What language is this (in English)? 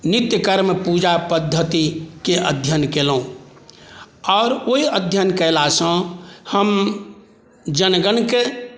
Maithili